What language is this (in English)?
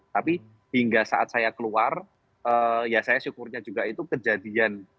Indonesian